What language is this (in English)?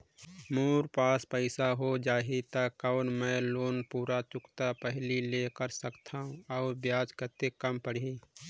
Chhattisgarhi